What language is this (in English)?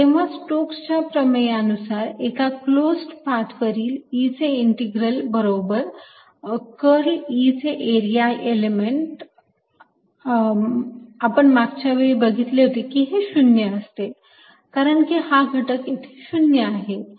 Marathi